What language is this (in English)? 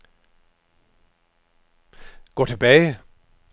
Danish